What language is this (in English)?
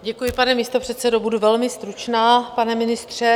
Czech